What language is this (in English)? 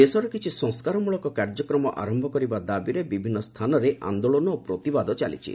Odia